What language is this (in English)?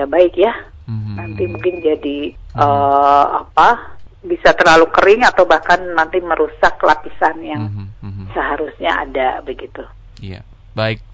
Indonesian